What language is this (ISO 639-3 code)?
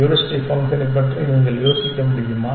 tam